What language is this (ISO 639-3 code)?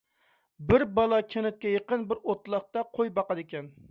uig